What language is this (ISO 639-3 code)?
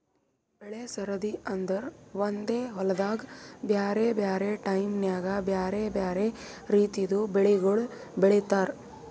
kan